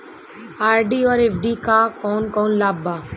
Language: Bhojpuri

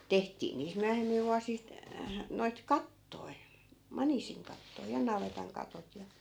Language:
Finnish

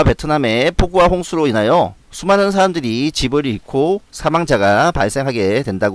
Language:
Korean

